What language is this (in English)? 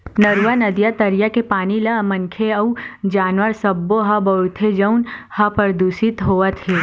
Chhattisgarhi